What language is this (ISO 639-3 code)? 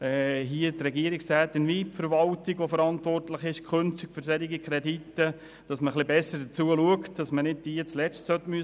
gsw